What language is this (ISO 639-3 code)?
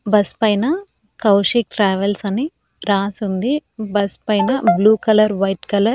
tel